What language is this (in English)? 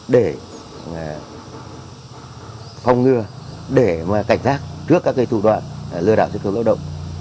Vietnamese